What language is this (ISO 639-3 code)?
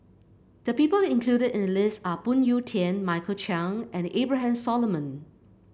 eng